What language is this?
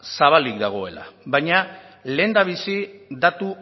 Basque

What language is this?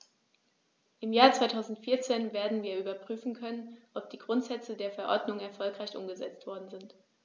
German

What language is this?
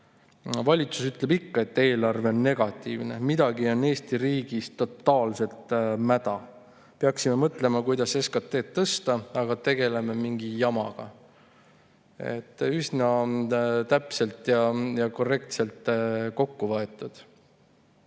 Estonian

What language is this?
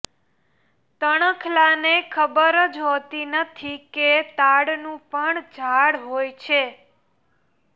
Gujarati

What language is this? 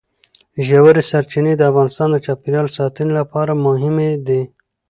Pashto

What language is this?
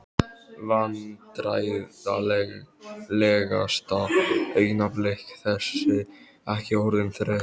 Icelandic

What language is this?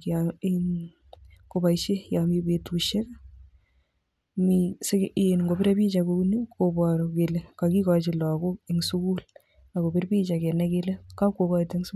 Kalenjin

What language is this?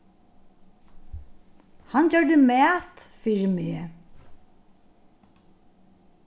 Faroese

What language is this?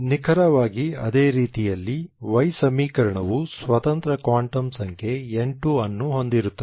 Kannada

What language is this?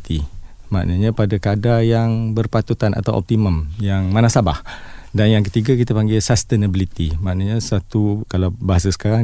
Malay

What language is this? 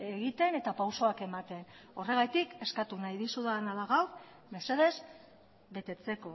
Basque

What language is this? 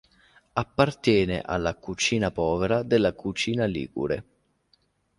Italian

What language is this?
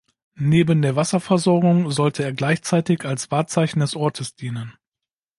German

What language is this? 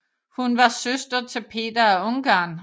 Danish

